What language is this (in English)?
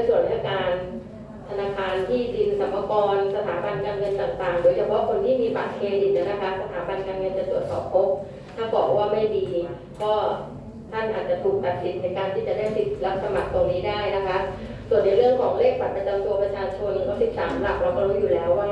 Thai